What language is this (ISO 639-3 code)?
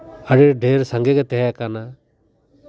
sat